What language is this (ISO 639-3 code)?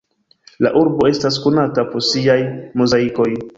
epo